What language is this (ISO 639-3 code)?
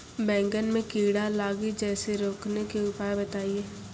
mai